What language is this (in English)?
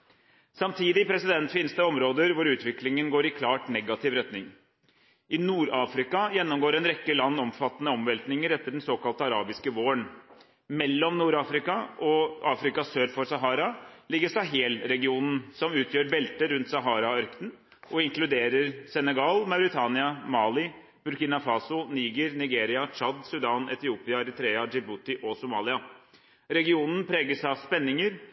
Norwegian Bokmål